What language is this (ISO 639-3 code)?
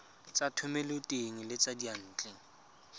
tsn